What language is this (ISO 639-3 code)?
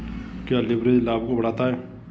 hin